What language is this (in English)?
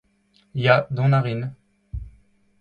Breton